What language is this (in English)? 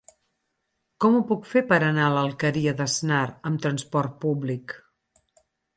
Catalan